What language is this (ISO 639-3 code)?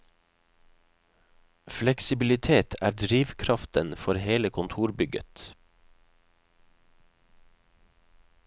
nor